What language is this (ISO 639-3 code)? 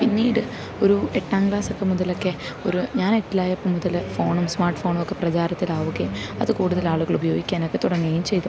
mal